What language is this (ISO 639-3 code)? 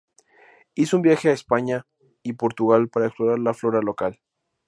spa